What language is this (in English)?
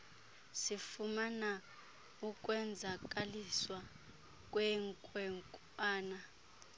Xhosa